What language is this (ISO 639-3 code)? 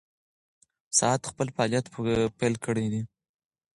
pus